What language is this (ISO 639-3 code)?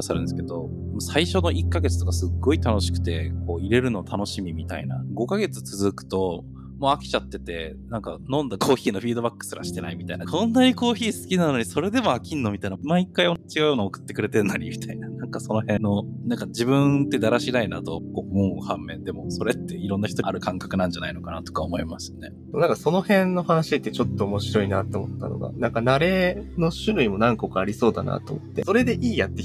jpn